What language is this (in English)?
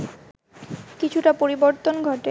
Bangla